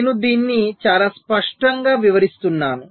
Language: Telugu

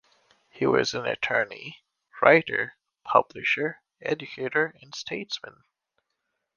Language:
English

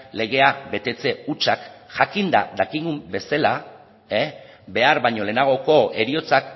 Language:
Basque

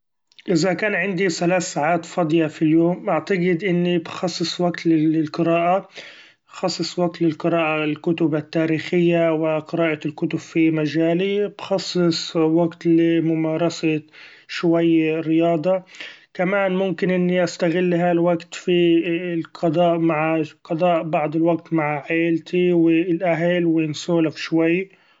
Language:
Gulf Arabic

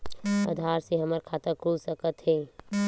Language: Chhattisgarhi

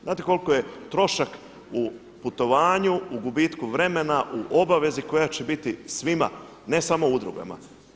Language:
Croatian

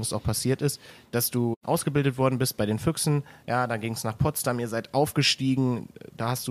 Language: German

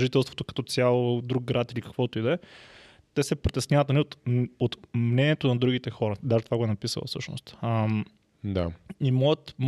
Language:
Bulgarian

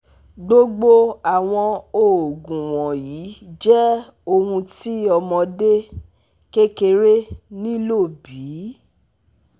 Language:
Yoruba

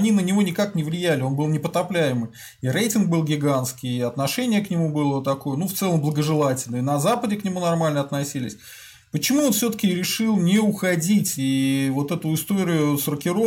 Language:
Russian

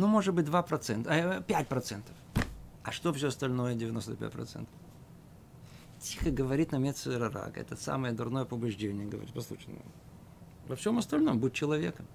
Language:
Russian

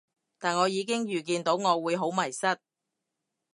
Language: Cantonese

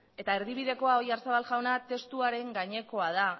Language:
Basque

